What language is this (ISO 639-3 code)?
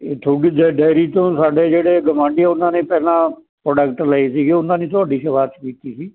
pan